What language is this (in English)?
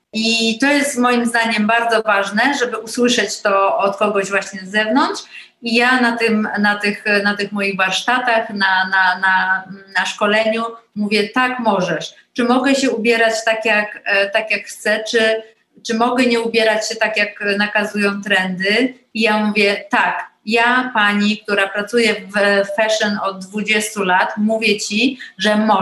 Polish